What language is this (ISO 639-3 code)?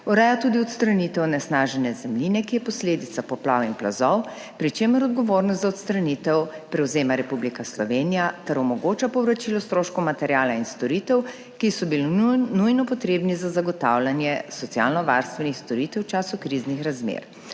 slv